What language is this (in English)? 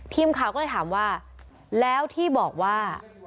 Thai